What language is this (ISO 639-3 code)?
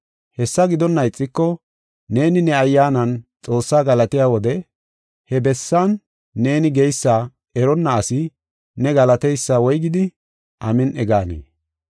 gof